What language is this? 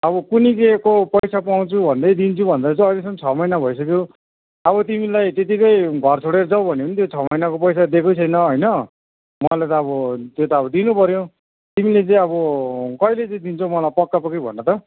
Nepali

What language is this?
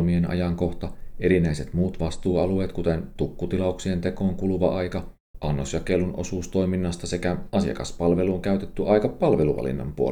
Finnish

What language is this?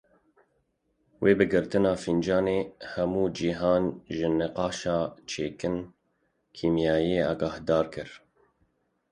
Kurdish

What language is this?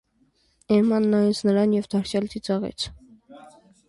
Armenian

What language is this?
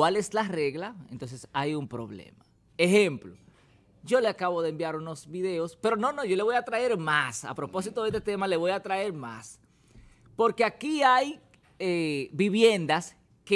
Spanish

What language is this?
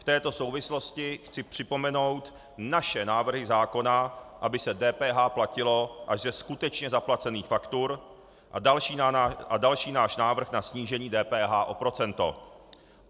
Czech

